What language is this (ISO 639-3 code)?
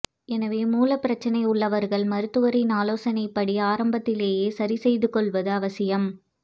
tam